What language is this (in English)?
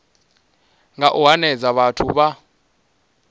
Venda